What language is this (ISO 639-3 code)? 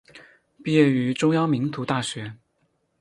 zho